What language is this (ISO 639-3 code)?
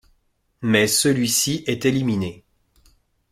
fra